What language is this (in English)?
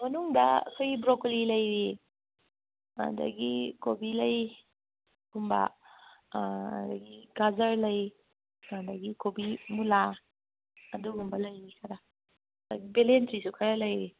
Manipuri